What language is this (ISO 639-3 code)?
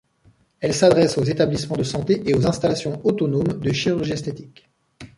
fra